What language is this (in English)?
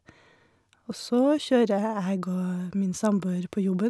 Norwegian